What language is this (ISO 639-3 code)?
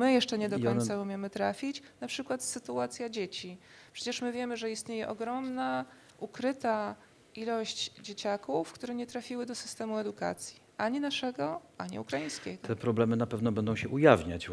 pol